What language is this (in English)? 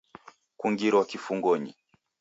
Taita